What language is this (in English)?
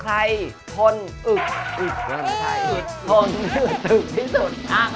Thai